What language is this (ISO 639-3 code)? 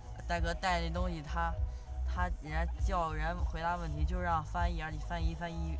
zho